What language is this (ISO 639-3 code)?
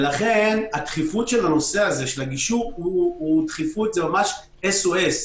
heb